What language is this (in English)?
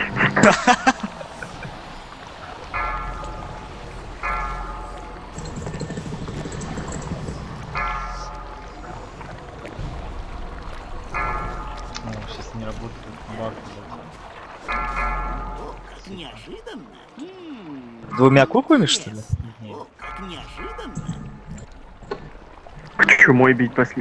Russian